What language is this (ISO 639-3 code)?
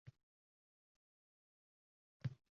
uzb